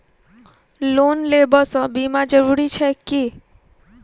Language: Maithili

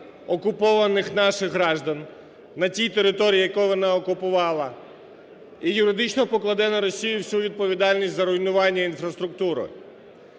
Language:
Ukrainian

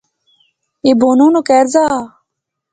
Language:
Pahari-Potwari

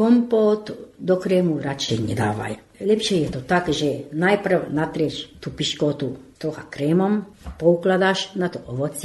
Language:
Slovak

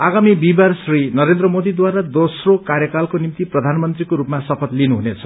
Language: Nepali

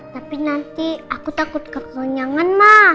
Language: Indonesian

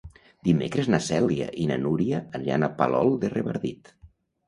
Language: Catalan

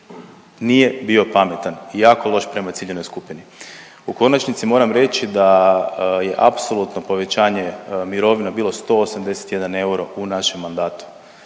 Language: Croatian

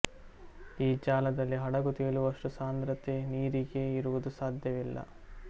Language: Kannada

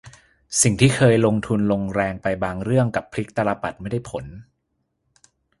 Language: Thai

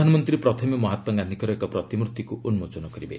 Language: Odia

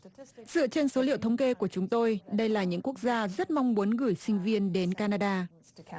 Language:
Vietnamese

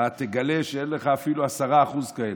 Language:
Hebrew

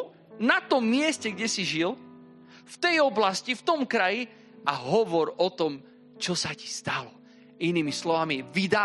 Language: Slovak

